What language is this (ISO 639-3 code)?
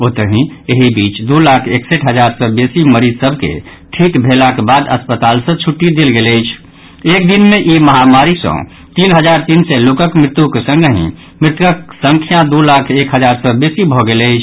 mai